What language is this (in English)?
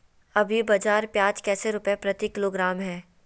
Magahi